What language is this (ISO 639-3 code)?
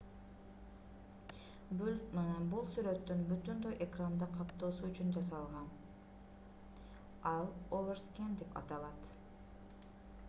kir